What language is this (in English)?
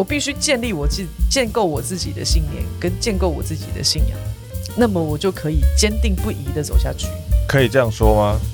Chinese